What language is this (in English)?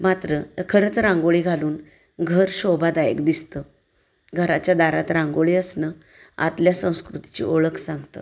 Marathi